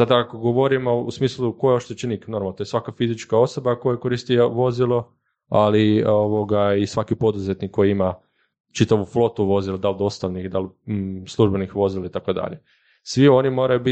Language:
Croatian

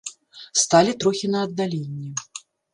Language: Belarusian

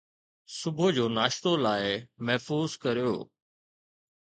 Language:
Sindhi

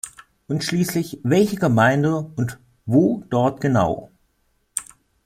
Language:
German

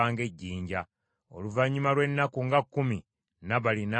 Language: Ganda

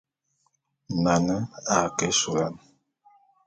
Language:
Bulu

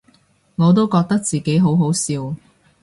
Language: Cantonese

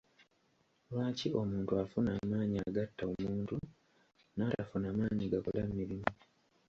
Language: Ganda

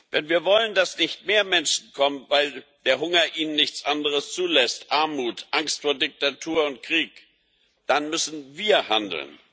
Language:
German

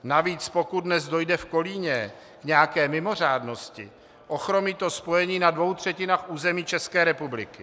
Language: Czech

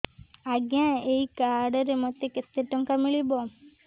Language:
Odia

